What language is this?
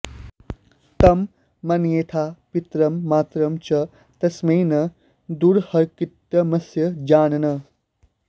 Sanskrit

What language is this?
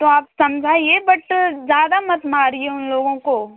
Hindi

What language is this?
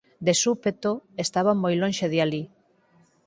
Galician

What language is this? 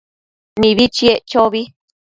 Matsés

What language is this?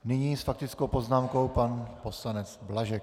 Czech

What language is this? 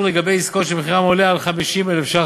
Hebrew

